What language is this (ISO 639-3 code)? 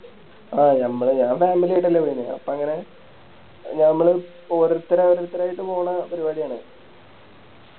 mal